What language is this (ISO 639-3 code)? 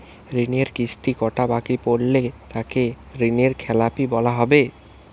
ben